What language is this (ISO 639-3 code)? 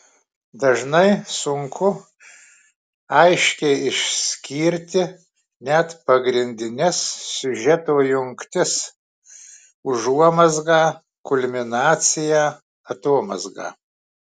lit